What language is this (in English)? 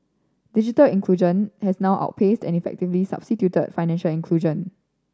English